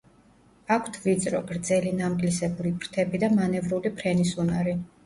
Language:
Georgian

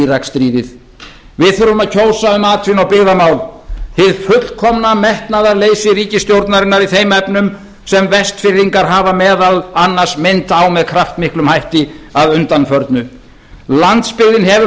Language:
Icelandic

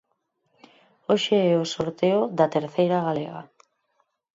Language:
Galician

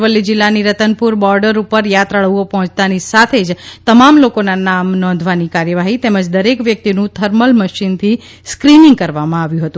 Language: Gujarati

